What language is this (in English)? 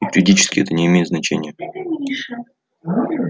Russian